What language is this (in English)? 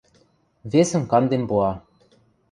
Western Mari